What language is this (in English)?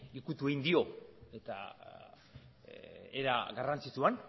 Basque